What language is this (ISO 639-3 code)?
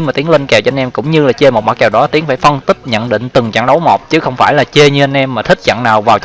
vie